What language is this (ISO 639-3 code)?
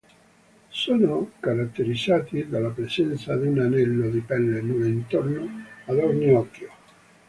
ita